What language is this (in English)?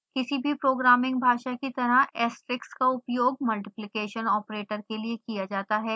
Hindi